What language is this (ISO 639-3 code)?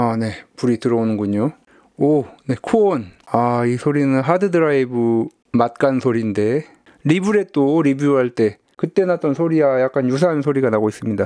kor